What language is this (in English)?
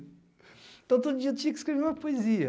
Portuguese